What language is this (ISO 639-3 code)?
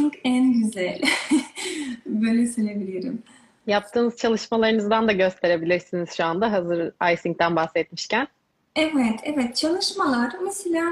tur